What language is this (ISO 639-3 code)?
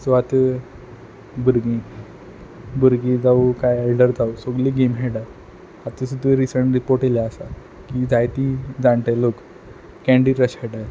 kok